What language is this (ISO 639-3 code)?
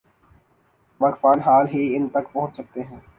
urd